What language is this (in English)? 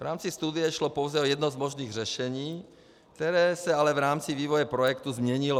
Czech